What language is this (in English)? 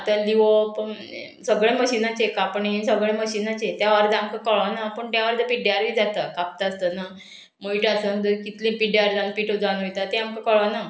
Konkani